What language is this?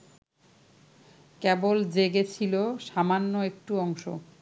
Bangla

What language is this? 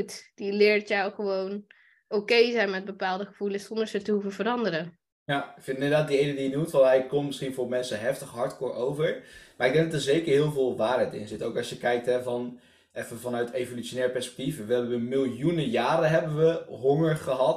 Dutch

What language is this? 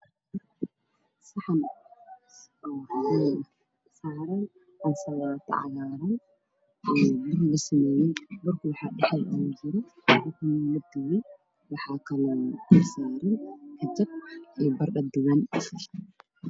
Somali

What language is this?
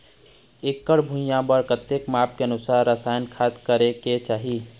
Chhattisgarhi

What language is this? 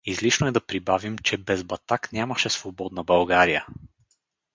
Bulgarian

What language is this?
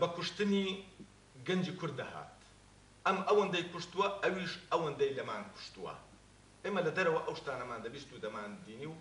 Arabic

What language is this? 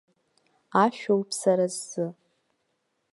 Abkhazian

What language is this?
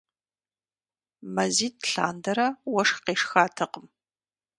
Kabardian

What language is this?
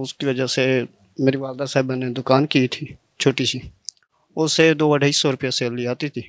Turkish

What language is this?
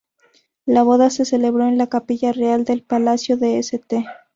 Spanish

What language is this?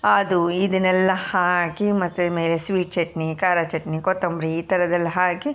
Kannada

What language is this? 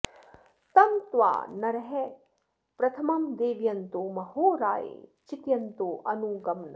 Sanskrit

